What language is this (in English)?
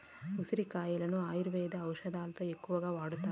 Telugu